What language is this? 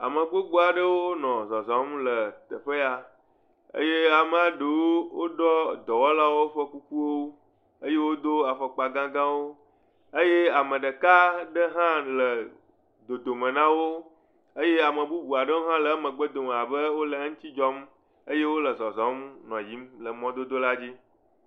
Ewe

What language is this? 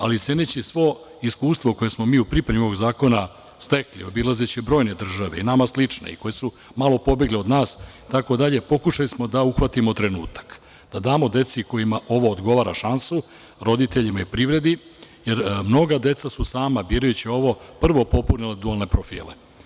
Serbian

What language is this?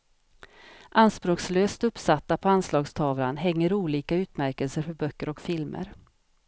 Swedish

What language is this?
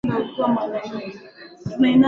Swahili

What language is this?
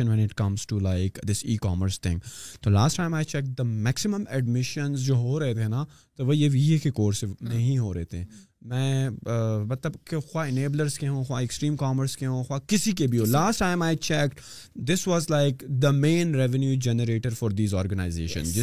Urdu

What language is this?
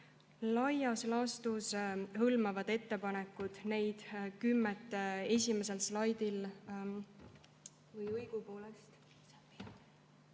Estonian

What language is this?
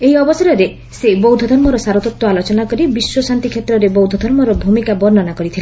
Odia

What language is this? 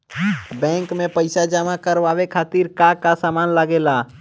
Bhojpuri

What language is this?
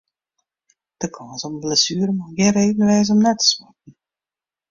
Western Frisian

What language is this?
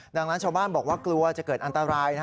Thai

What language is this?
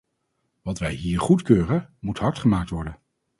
Dutch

